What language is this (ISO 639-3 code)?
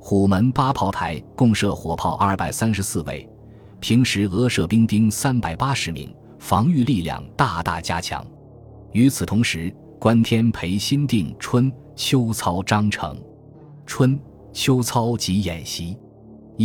zho